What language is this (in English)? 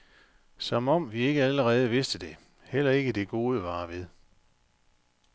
Danish